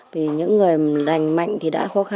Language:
Vietnamese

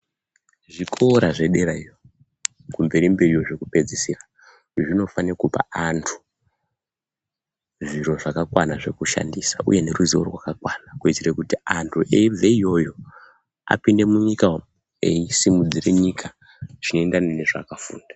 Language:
Ndau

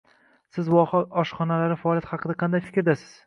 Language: Uzbek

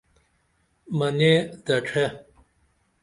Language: Dameli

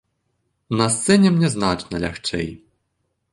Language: Belarusian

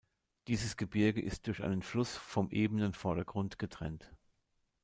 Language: German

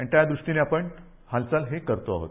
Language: Marathi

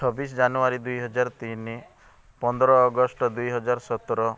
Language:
Odia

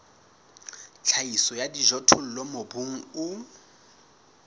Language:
Southern Sotho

